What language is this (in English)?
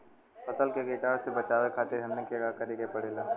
Bhojpuri